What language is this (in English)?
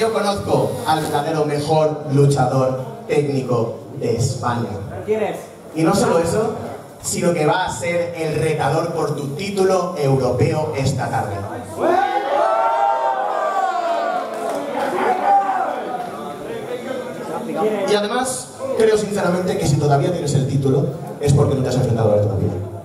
Spanish